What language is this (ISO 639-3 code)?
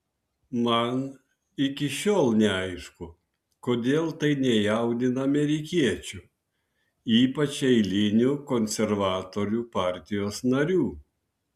lit